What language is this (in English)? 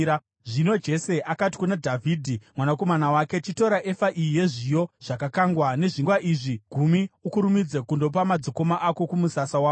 Shona